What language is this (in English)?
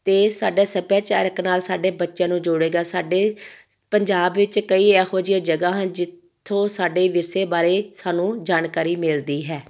Punjabi